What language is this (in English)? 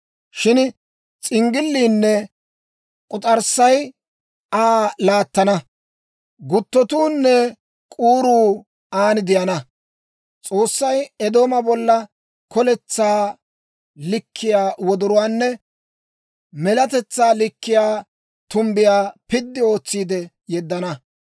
Dawro